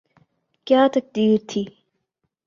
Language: Urdu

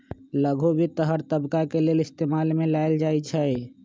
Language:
Magahi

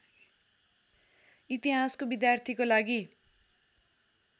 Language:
Nepali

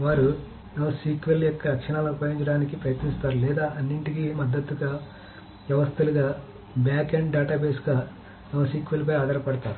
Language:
Telugu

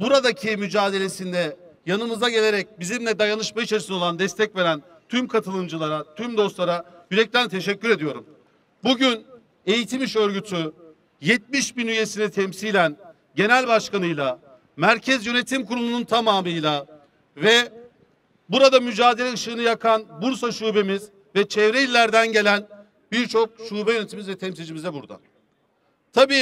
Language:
Turkish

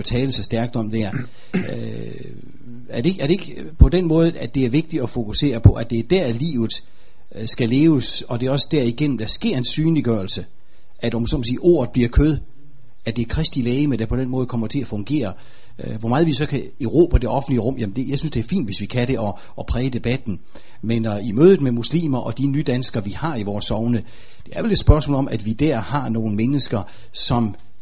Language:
Danish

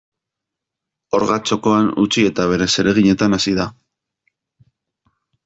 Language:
Basque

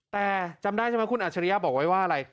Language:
Thai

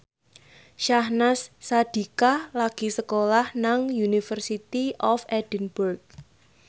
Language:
Javanese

